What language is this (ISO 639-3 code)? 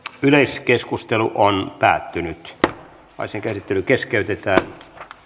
fin